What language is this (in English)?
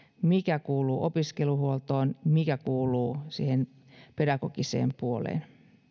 Finnish